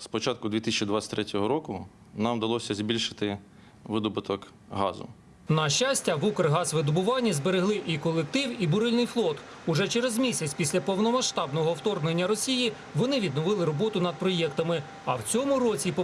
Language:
Ukrainian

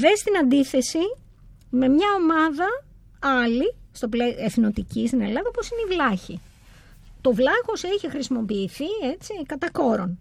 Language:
Greek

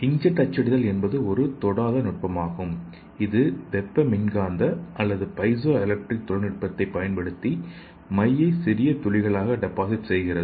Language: Tamil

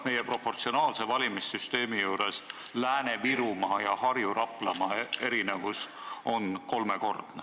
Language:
Estonian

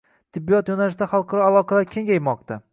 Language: Uzbek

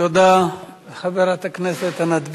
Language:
Hebrew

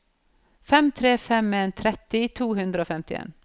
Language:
Norwegian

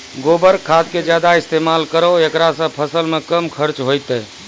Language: Maithili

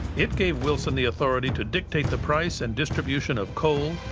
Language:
English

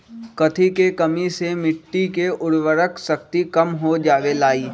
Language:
Magahi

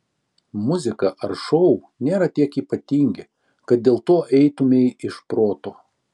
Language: Lithuanian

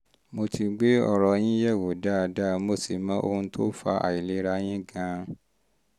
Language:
Yoruba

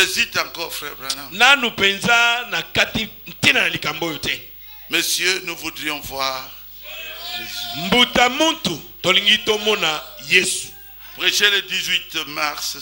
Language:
French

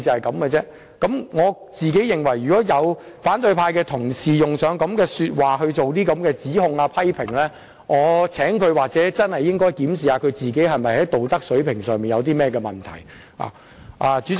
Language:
Cantonese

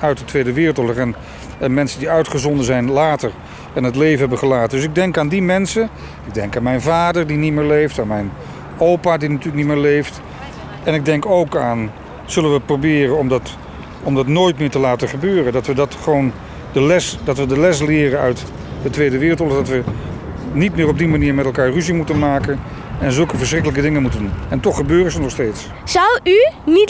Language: Dutch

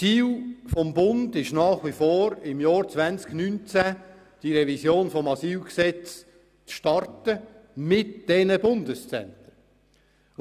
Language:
Swiss German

